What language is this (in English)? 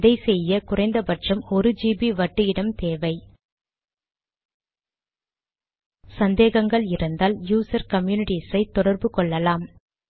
Tamil